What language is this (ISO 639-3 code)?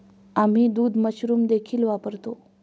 mar